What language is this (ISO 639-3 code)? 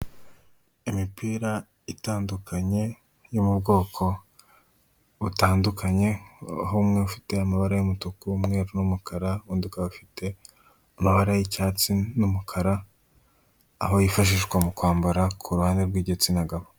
kin